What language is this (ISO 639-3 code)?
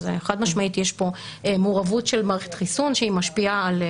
heb